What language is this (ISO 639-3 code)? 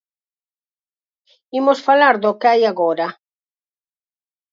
glg